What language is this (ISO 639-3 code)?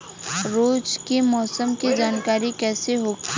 bho